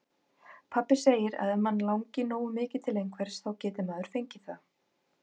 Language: Icelandic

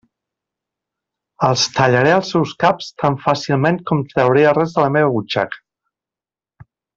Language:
Catalan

